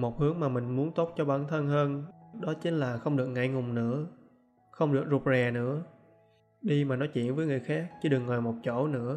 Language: Vietnamese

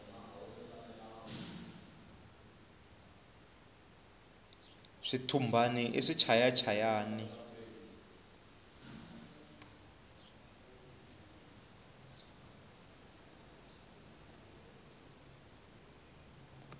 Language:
Tsonga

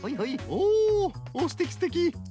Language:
Japanese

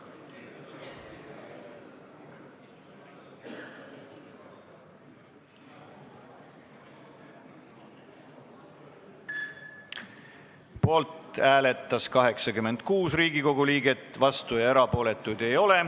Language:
Estonian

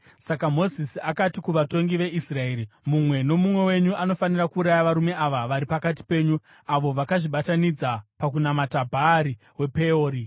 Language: Shona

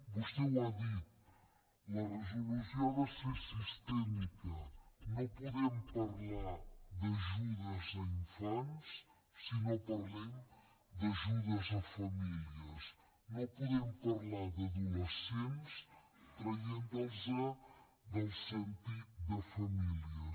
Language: Catalan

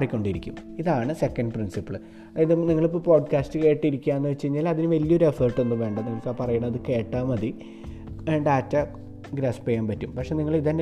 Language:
Malayalam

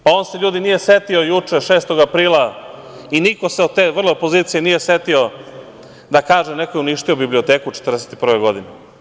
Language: Serbian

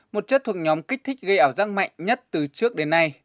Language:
Vietnamese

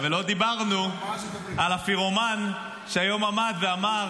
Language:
Hebrew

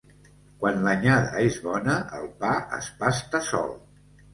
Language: Catalan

